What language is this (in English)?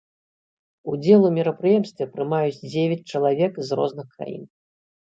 Belarusian